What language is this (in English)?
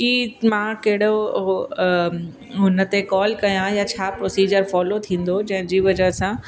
Sindhi